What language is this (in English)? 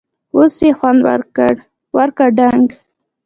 Pashto